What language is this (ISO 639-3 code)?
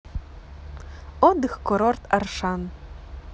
rus